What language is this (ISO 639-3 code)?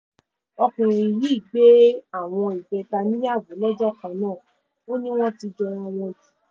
yor